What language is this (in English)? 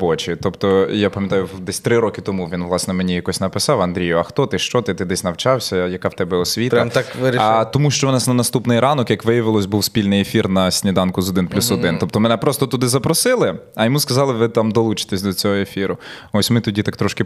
Ukrainian